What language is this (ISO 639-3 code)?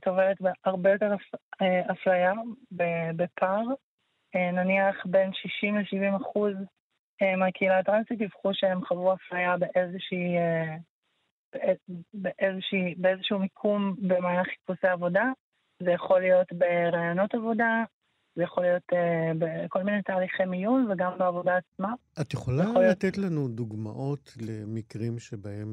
heb